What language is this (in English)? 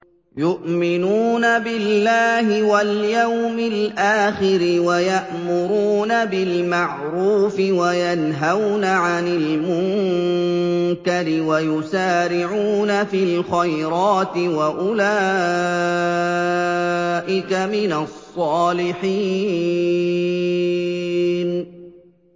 Arabic